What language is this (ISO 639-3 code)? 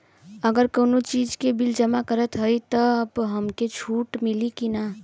bho